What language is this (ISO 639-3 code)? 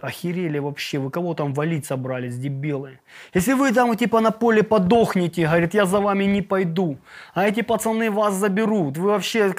ukr